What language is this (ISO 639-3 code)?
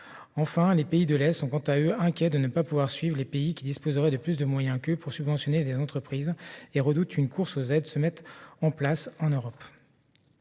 fra